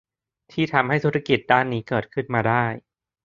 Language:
Thai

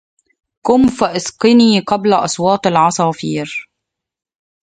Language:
Arabic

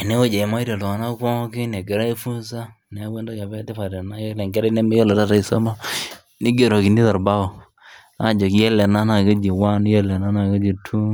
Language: Masai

